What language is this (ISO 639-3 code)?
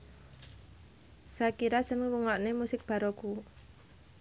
jav